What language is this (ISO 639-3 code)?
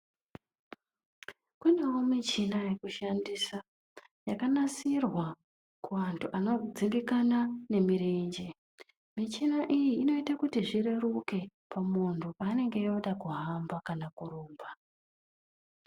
ndc